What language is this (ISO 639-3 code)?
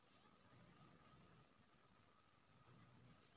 mai